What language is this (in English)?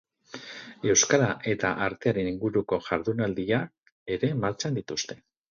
Basque